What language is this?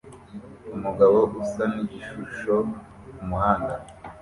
Kinyarwanda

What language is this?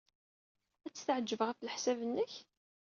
Kabyle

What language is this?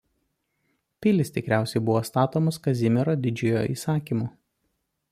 Lithuanian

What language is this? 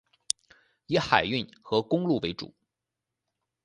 Chinese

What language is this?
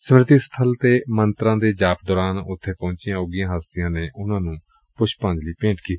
Punjabi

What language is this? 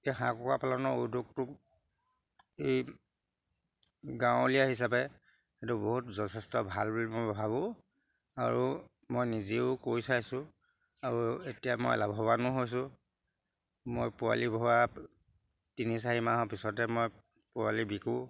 Assamese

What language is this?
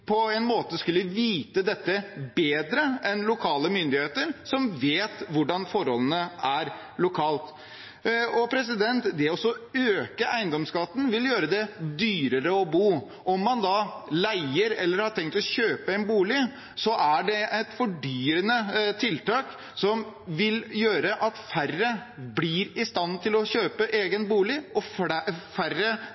Norwegian Bokmål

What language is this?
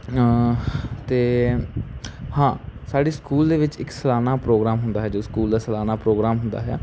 Punjabi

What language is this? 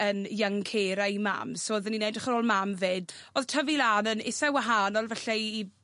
Welsh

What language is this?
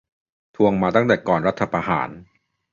Thai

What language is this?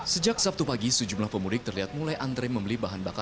Indonesian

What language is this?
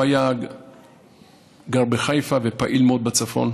Hebrew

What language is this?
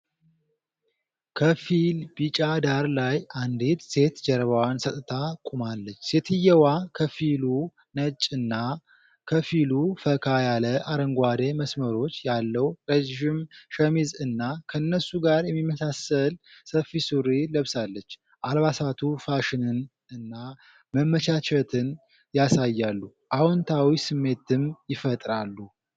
Amharic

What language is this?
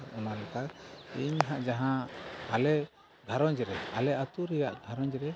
Santali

